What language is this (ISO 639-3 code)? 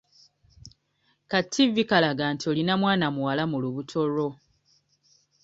lug